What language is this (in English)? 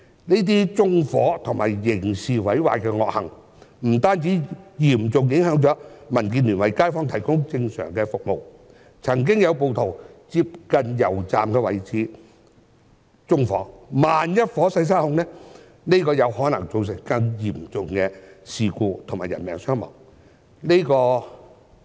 Cantonese